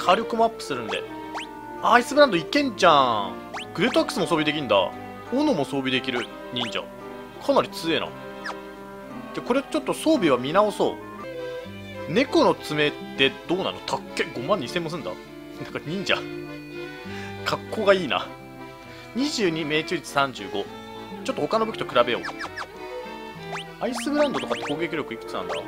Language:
Japanese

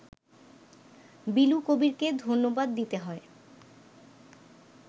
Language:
Bangla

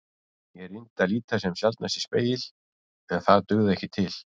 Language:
Icelandic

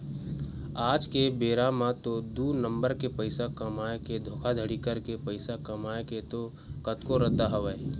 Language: Chhattisgarhi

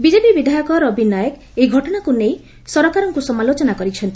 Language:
Odia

